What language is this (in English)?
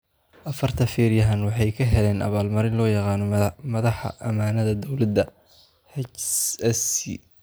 Somali